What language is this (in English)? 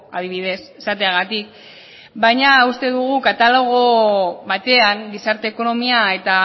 Basque